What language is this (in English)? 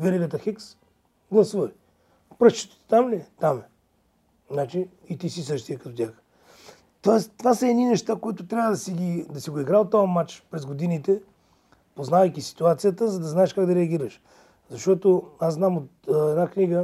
Bulgarian